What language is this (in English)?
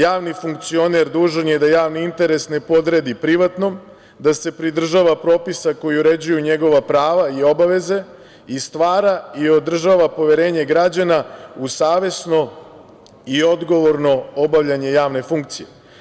Serbian